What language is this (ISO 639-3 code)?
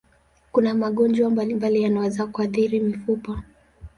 swa